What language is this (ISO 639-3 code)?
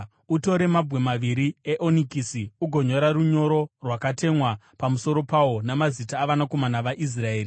sna